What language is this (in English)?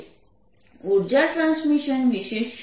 Gujarati